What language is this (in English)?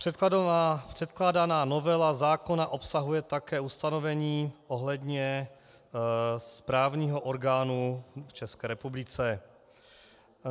Czech